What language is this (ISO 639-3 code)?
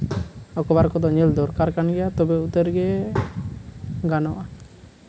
sat